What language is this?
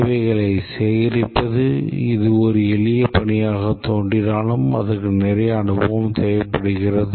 Tamil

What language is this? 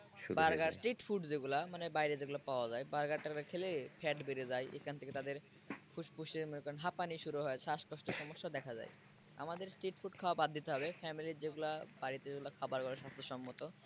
Bangla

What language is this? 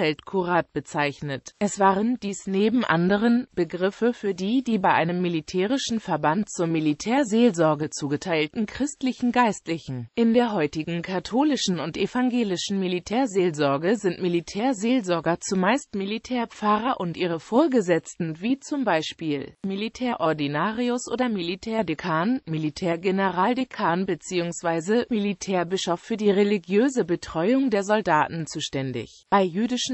German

